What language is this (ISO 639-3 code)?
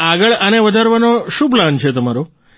guj